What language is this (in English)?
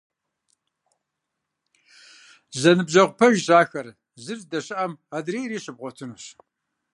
Kabardian